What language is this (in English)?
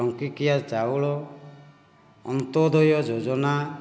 Odia